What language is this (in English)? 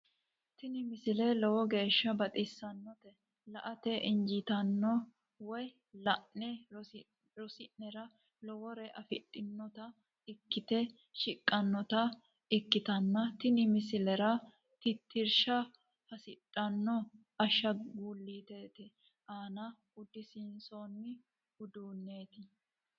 Sidamo